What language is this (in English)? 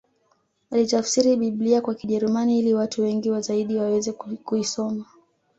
Swahili